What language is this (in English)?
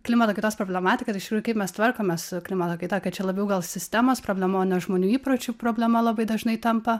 Lithuanian